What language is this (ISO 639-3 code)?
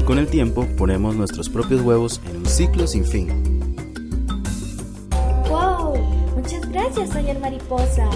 spa